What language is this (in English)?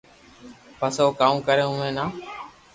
Loarki